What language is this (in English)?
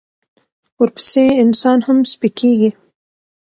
Pashto